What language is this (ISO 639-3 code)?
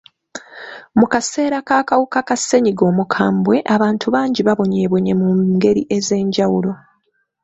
lug